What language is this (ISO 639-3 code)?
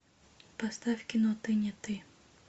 rus